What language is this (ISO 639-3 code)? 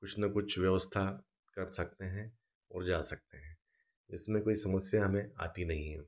hin